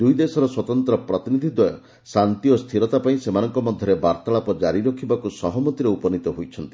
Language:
Odia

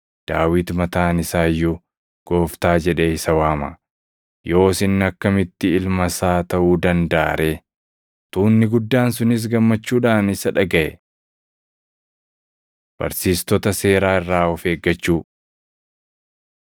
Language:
Oromo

